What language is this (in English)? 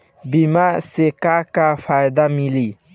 Bhojpuri